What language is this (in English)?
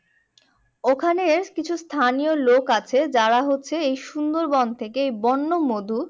Bangla